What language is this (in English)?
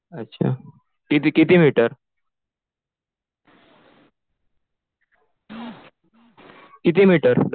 Marathi